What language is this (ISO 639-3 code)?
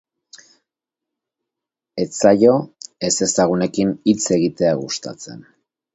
eus